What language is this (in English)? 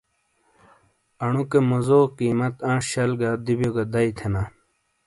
Shina